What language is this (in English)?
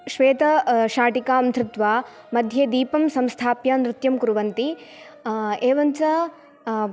Sanskrit